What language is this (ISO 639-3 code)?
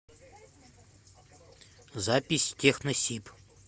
rus